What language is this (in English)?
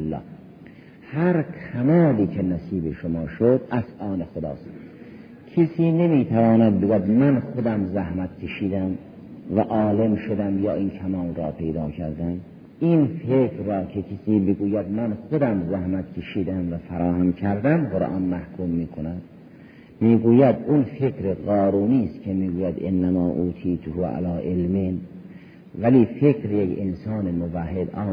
Persian